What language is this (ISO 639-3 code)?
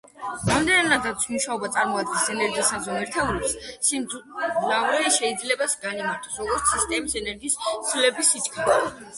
kat